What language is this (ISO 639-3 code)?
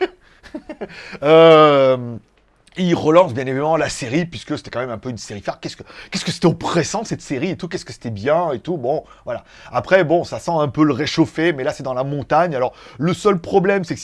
fra